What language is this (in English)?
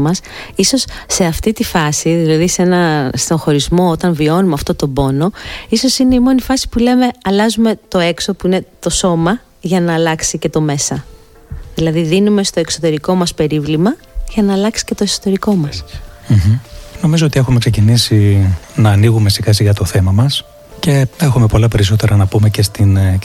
Greek